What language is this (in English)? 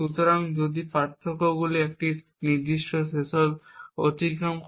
Bangla